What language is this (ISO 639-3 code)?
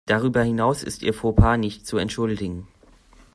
deu